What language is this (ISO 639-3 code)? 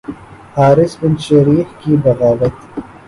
urd